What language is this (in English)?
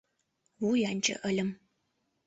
Mari